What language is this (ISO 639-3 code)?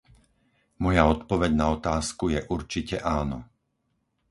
slk